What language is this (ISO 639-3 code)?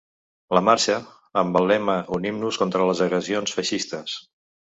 cat